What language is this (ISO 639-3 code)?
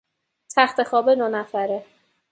fas